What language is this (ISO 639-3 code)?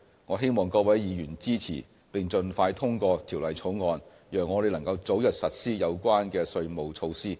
yue